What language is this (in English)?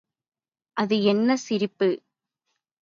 Tamil